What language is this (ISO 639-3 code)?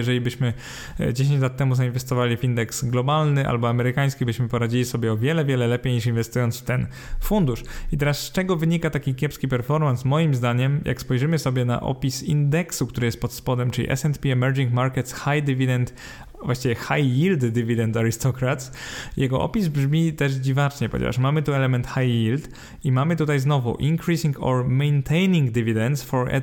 pol